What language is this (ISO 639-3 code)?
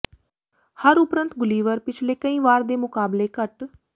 pan